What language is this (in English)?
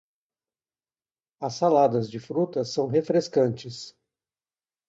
Portuguese